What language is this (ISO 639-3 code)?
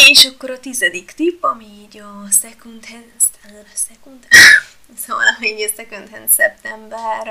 hun